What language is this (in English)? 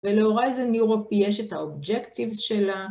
Hebrew